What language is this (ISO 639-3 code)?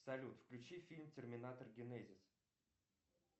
rus